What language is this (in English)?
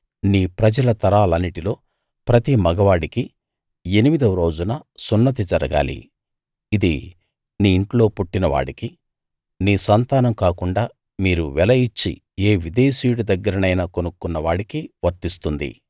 Telugu